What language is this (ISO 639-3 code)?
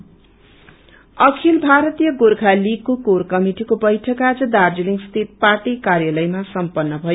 nep